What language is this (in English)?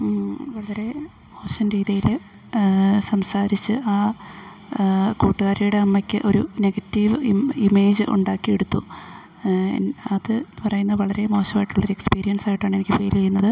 Malayalam